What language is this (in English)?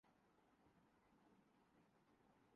Urdu